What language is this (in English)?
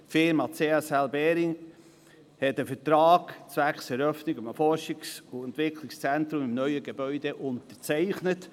Swiss German